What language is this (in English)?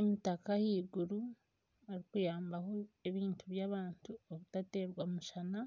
Nyankole